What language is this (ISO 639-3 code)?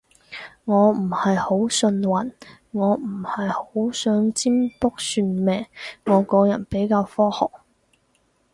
yue